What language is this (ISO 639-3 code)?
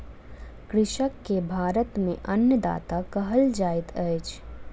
mai